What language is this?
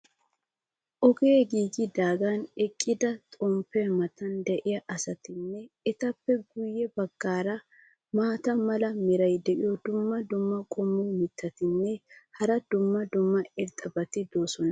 Wolaytta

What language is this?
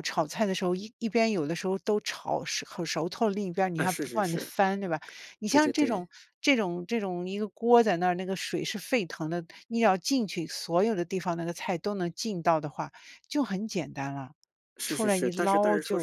Chinese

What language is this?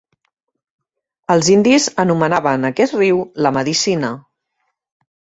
Catalan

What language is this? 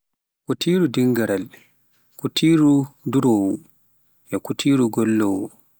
Pular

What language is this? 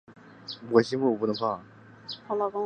Chinese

